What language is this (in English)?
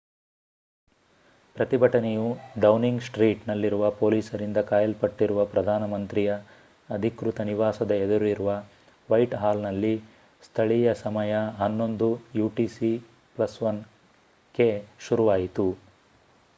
Kannada